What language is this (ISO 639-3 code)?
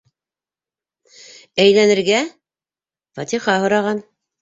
bak